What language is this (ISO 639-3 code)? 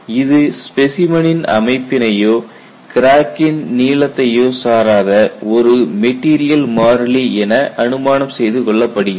tam